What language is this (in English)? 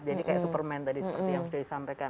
Indonesian